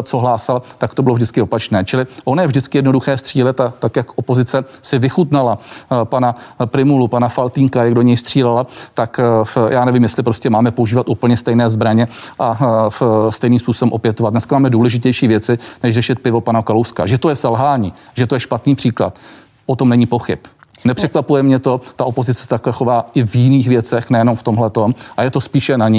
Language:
Czech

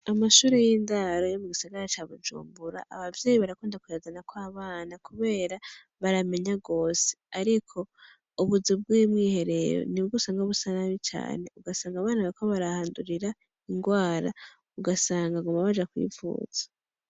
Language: Rundi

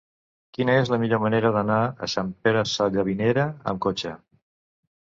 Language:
Catalan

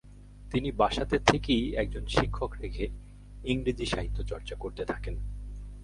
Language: Bangla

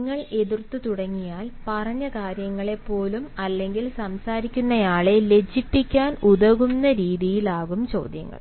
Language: Malayalam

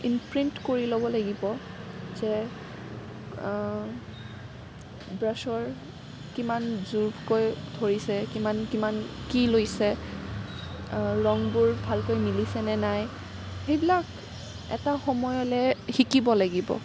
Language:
Assamese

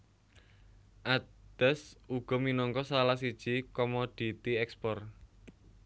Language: Javanese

